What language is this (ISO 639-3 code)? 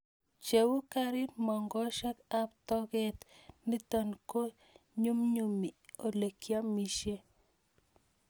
kln